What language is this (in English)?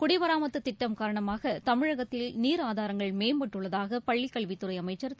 Tamil